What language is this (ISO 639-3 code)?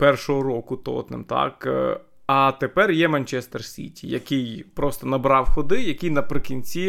ukr